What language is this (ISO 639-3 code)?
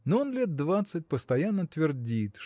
rus